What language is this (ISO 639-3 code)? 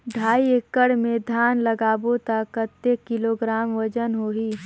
hne